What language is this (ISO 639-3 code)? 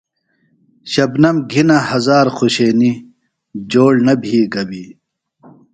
phl